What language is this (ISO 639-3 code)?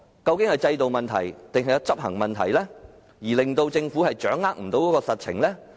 yue